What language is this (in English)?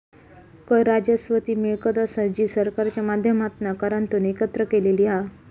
Marathi